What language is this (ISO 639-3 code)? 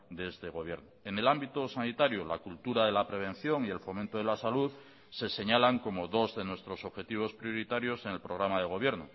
spa